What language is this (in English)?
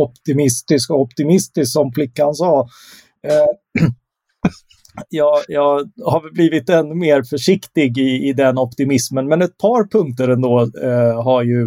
Swedish